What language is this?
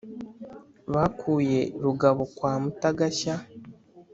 Kinyarwanda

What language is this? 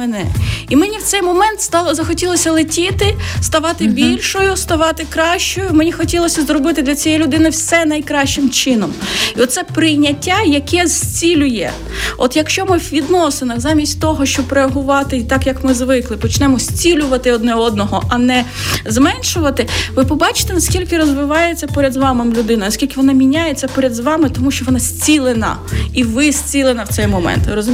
Ukrainian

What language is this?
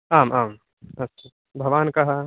Sanskrit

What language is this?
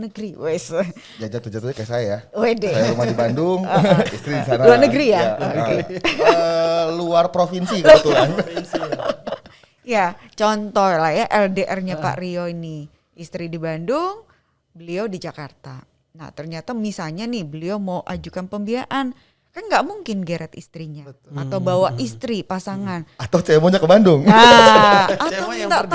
Indonesian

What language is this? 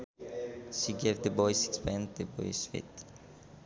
Sundanese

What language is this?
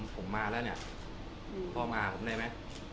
Thai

